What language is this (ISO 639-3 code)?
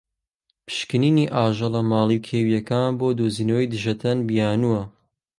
ckb